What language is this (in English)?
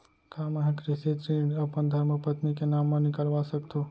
Chhattisgarhi